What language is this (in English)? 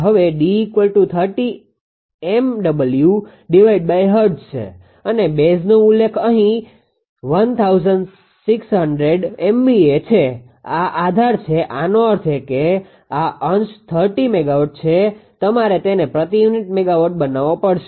Gujarati